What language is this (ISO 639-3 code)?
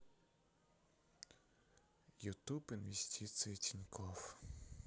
rus